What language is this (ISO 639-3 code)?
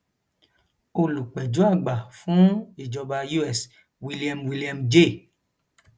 yor